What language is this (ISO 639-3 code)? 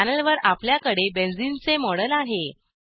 mar